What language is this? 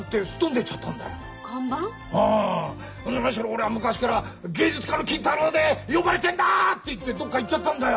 Japanese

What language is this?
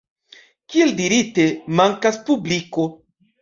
Esperanto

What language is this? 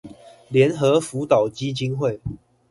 Chinese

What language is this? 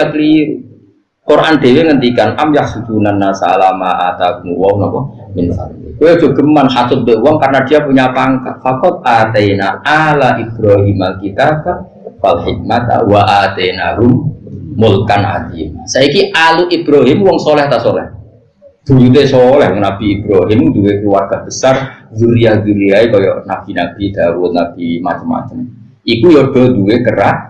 Indonesian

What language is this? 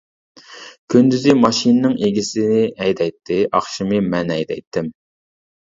Uyghur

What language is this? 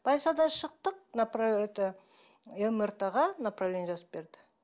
Kazakh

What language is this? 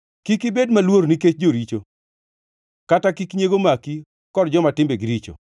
Luo (Kenya and Tanzania)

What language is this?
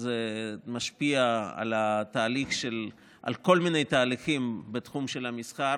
Hebrew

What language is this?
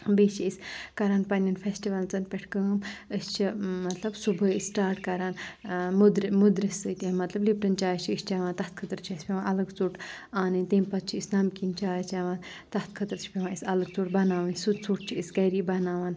Kashmiri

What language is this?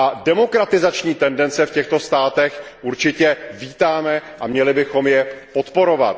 Czech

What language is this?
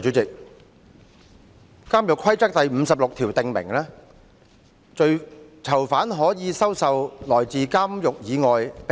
Cantonese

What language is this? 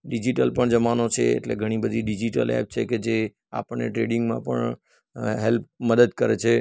Gujarati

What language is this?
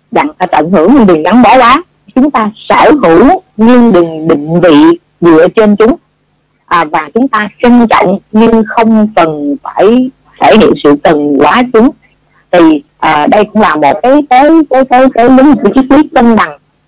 Vietnamese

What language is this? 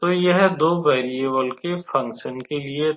Hindi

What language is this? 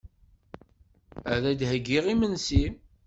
Kabyle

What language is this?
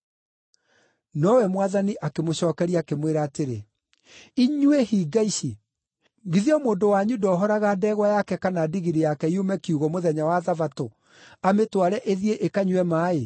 Kikuyu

